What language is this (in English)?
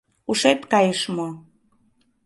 Mari